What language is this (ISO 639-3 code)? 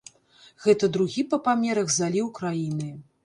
bel